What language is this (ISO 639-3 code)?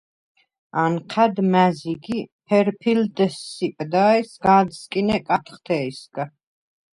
sva